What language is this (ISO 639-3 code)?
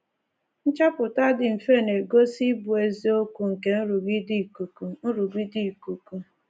ibo